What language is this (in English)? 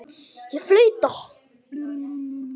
Icelandic